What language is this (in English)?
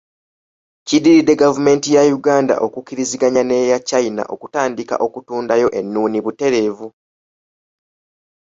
Ganda